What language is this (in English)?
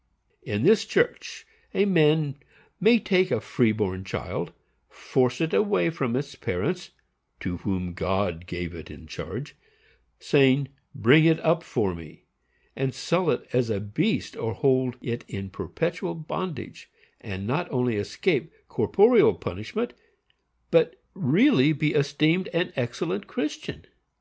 English